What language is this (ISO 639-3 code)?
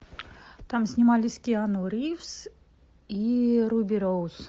rus